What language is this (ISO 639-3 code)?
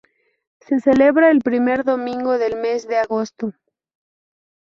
spa